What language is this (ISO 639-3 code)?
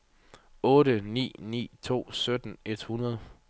dan